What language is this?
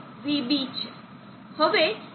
Gujarati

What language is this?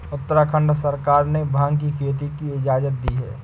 Hindi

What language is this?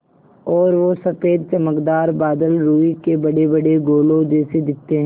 Hindi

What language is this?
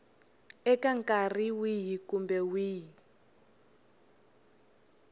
Tsonga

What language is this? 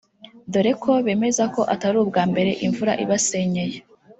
Kinyarwanda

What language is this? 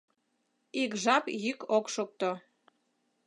Mari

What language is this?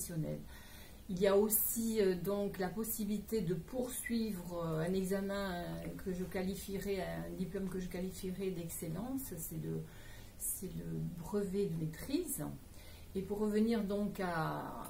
French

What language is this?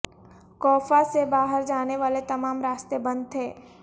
Urdu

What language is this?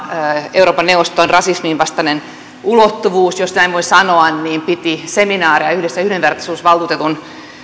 Finnish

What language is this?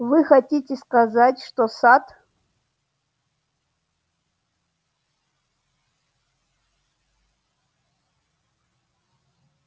Russian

